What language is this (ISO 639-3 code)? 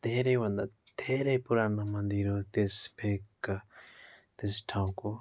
nep